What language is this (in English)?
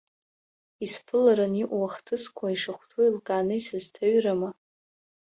Abkhazian